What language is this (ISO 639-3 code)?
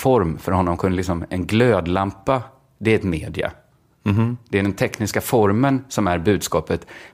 swe